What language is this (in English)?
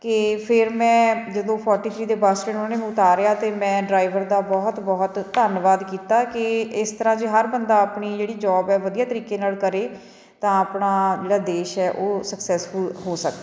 Punjabi